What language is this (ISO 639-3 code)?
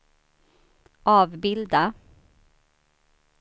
swe